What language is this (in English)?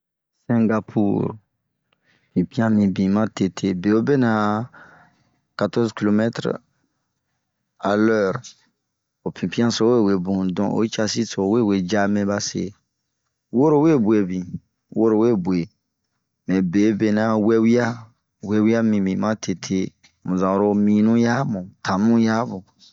Bomu